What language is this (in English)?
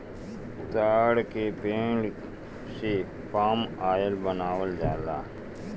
Bhojpuri